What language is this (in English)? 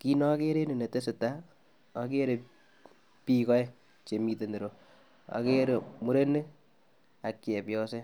Kalenjin